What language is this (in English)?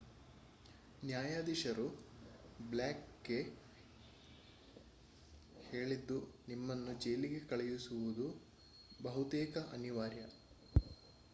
Kannada